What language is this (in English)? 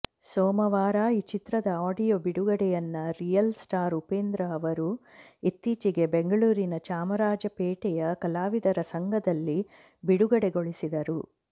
Kannada